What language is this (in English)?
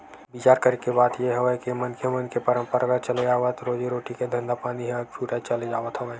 Chhattisgarhi